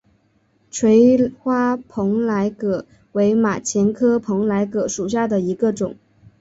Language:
Chinese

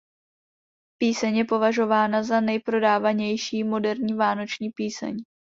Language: Czech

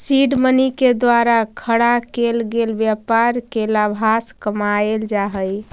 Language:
Magahi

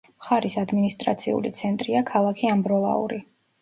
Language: Georgian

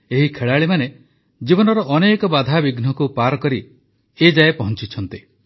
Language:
Odia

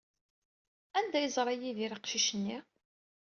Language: Kabyle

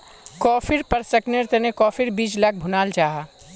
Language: Magahi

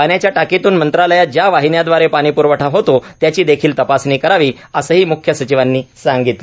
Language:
Marathi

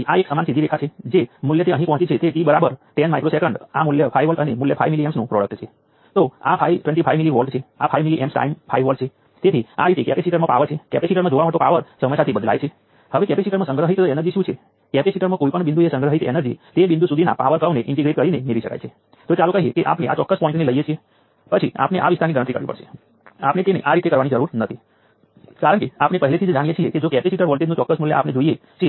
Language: Gujarati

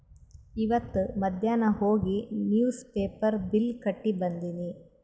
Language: Kannada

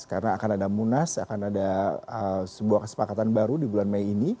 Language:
Indonesian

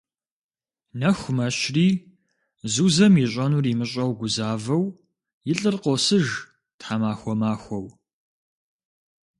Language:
Kabardian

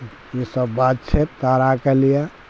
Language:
Maithili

